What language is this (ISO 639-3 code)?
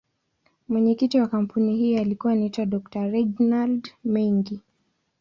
swa